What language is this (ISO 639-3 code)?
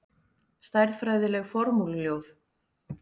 isl